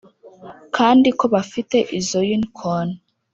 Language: Kinyarwanda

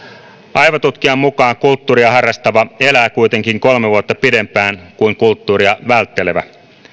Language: Finnish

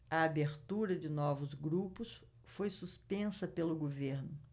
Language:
Portuguese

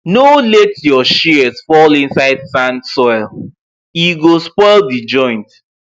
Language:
Nigerian Pidgin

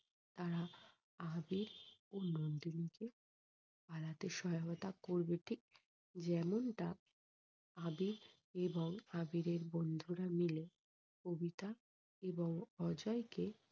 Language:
Bangla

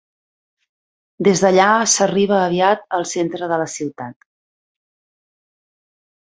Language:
Catalan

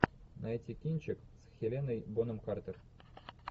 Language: Russian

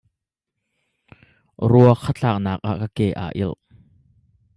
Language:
Hakha Chin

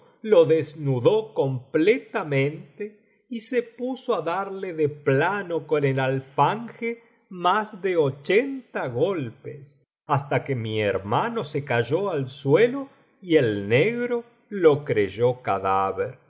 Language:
Spanish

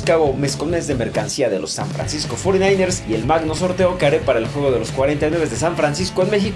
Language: Spanish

